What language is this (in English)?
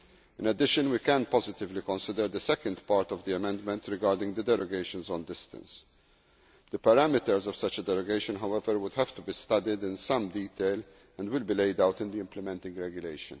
English